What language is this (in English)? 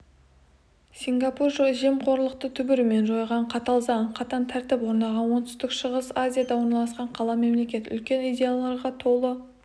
Kazakh